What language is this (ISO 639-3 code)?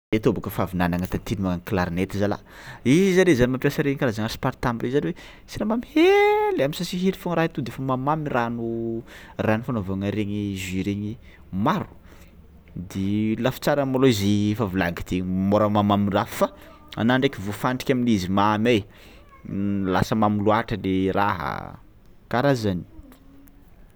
xmw